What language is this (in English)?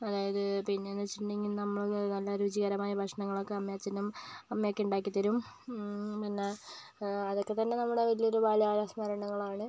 Malayalam